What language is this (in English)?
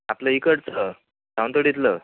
Marathi